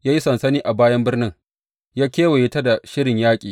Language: Hausa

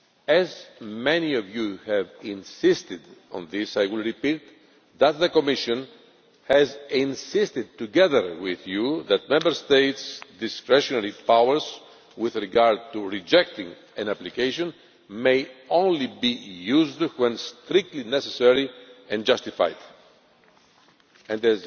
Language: English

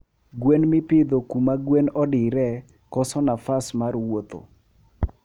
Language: Luo (Kenya and Tanzania)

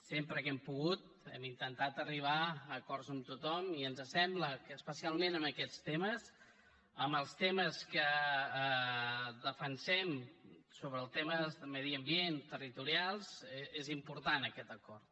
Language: Catalan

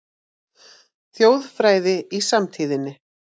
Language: Icelandic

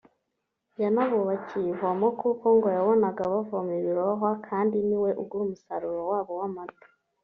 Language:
Kinyarwanda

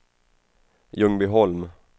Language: Swedish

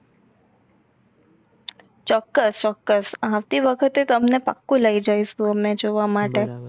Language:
Gujarati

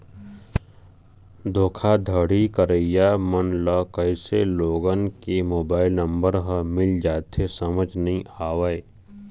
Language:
Chhattisgarhi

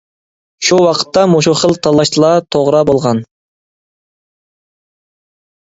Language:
Uyghur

